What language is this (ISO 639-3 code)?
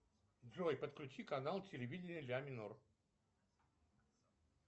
rus